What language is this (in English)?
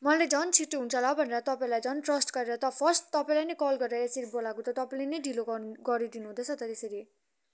Nepali